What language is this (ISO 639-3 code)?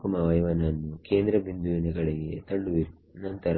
kan